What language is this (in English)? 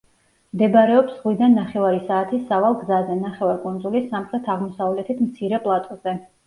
Georgian